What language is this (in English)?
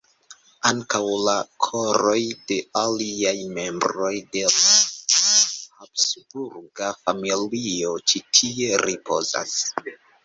Esperanto